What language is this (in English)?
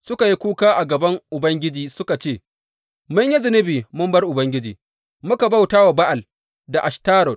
Hausa